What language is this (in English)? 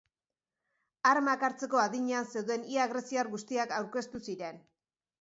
Basque